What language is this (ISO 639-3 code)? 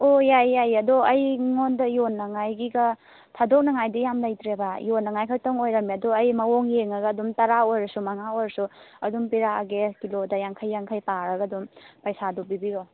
mni